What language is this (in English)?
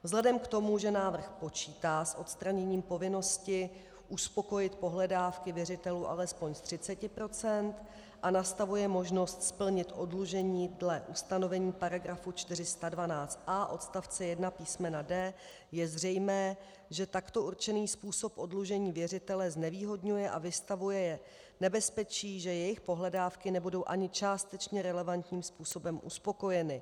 Czech